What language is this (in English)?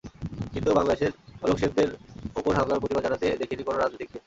Bangla